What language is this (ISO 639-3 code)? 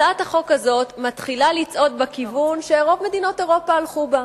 heb